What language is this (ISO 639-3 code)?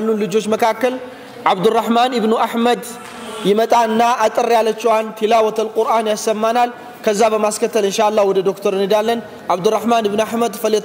ara